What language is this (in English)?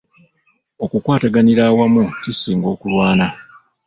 Ganda